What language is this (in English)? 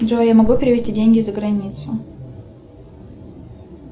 Russian